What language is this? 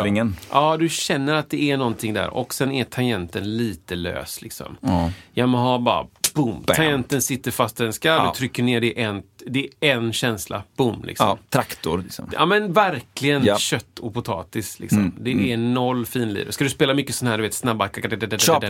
Swedish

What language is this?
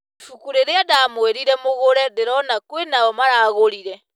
Kikuyu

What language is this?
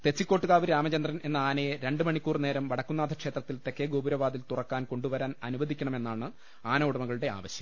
Malayalam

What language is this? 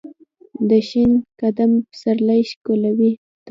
Pashto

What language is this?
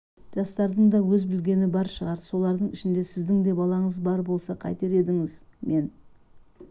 Kazakh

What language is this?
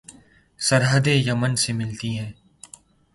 Urdu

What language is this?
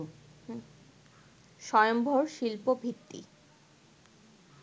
Bangla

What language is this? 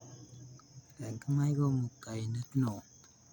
Kalenjin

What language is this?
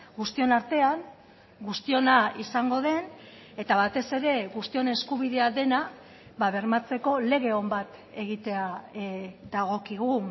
Basque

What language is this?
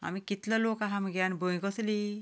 Konkani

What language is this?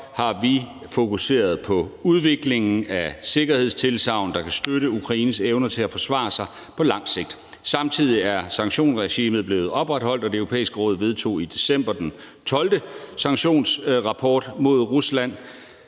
Danish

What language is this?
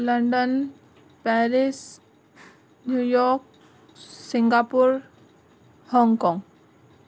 Sindhi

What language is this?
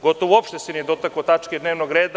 Serbian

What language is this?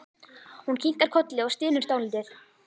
Icelandic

